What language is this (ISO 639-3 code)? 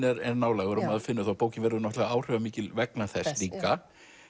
isl